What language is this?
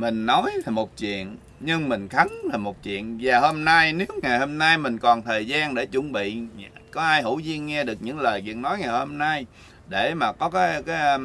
Vietnamese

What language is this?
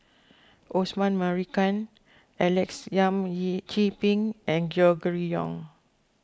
English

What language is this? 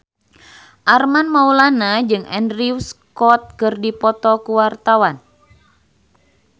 Sundanese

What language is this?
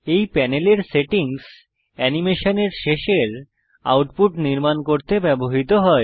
Bangla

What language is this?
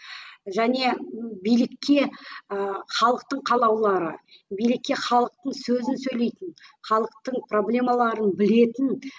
Kazakh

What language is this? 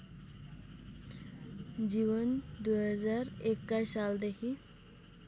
Nepali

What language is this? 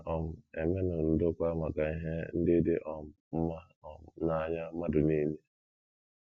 Igbo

